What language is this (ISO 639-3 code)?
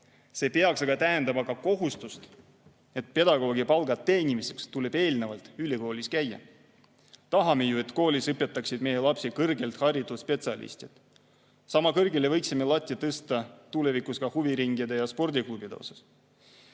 est